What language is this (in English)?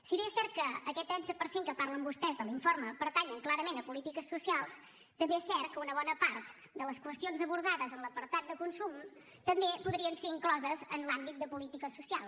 Catalan